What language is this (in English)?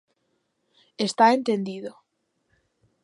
Galician